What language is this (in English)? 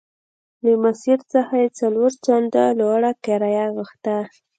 Pashto